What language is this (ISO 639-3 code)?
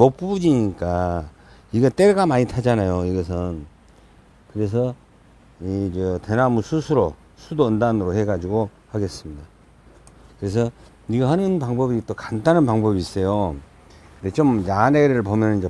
kor